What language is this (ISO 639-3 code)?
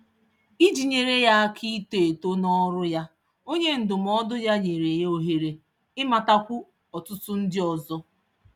ibo